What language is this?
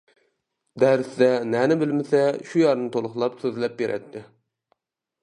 Uyghur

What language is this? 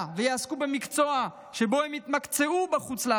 Hebrew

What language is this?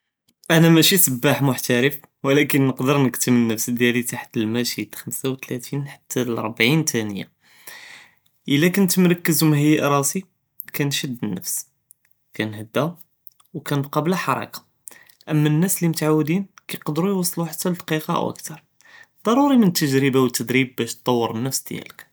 Judeo-Arabic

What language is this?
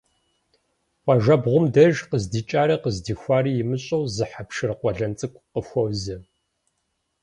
Kabardian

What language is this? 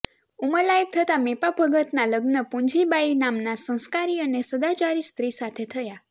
Gujarati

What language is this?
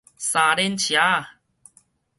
Min Nan Chinese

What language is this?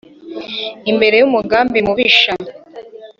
Kinyarwanda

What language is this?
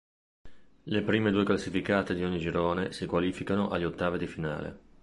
Italian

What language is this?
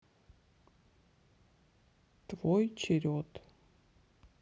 Russian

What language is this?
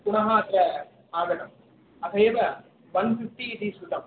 Sanskrit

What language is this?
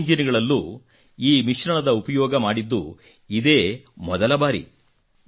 Kannada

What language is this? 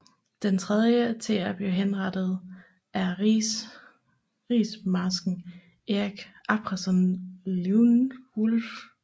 Danish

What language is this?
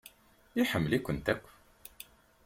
Kabyle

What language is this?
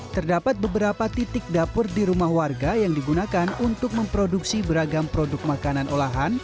Indonesian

